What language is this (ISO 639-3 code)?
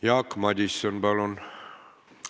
est